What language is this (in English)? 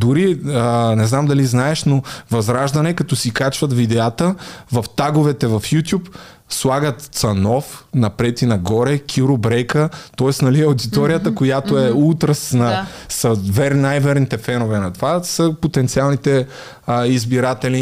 Bulgarian